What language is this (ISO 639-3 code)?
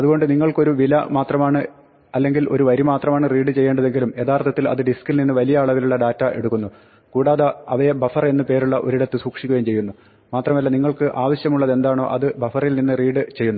mal